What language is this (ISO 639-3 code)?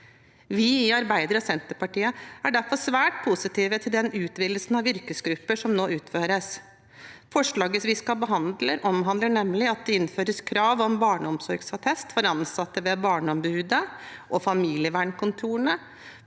nor